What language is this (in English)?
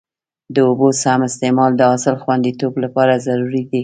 Pashto